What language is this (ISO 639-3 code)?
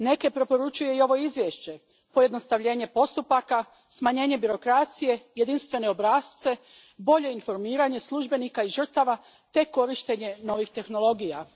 hrv